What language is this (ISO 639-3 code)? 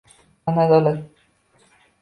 uzb